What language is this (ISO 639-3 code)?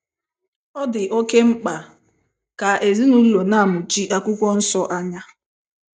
ibo